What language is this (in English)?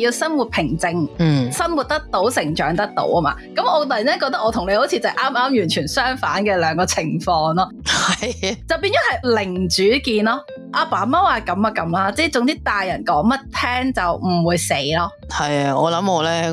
Chinese